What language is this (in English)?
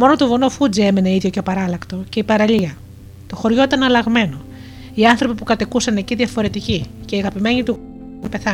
Greek